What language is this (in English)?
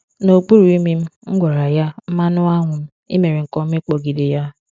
Igbo